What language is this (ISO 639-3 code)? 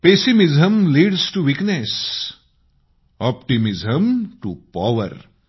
mar